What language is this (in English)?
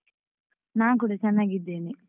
Kannada